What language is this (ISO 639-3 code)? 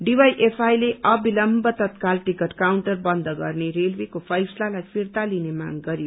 nep